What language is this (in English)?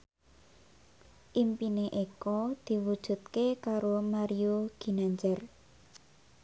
Javanese